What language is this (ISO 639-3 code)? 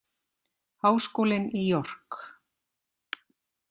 isl